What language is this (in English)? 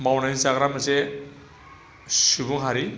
Bodo